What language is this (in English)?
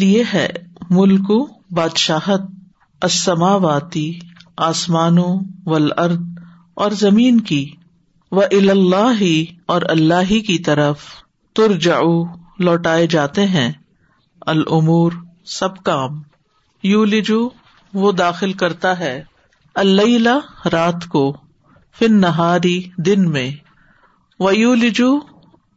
Urdu